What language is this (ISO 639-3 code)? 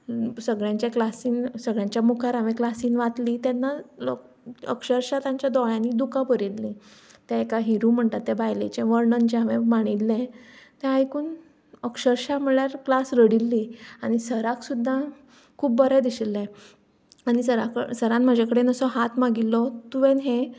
kok